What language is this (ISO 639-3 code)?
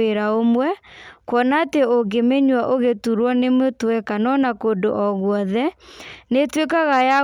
kik